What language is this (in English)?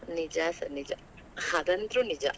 Kannada